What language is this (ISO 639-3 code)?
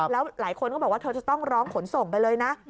tha